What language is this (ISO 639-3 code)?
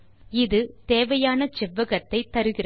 tam